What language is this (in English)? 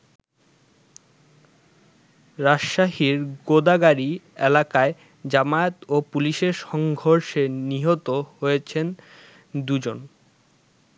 Bangla